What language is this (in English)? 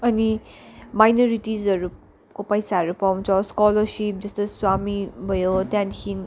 Nepali